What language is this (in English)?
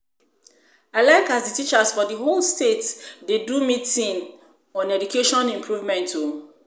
Nigerian Pidgin